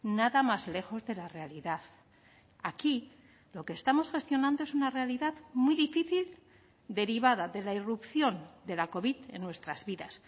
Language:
Spanish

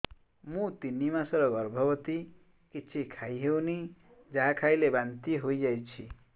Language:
Odia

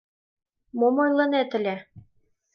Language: Mari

